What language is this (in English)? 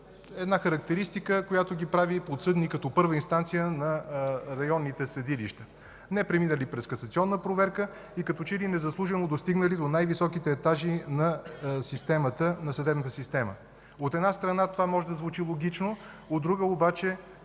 Bulgarian